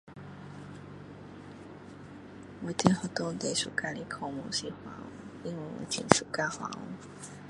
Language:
Min Dong Chinese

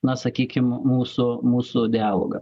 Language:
Lithuanian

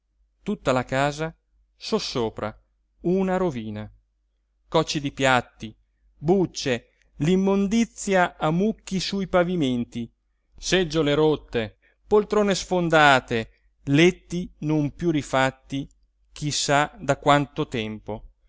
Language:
Italian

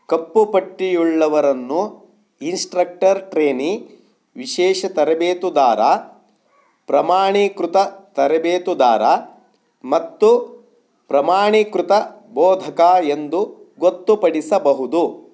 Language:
Kannada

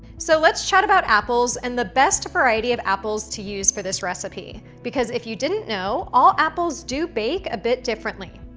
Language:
English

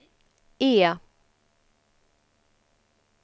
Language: Swedish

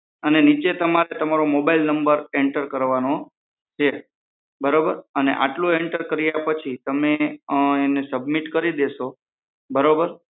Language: Gujarati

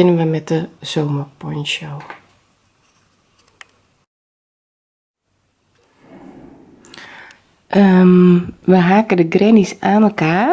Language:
Dutch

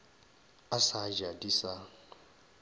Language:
Northern Sotho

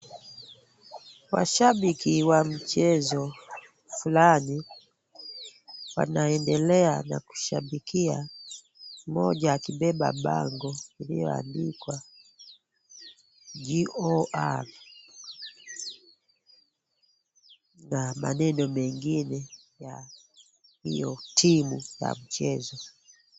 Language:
Swahili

